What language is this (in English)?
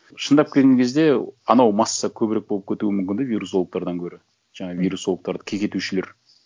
Kazakh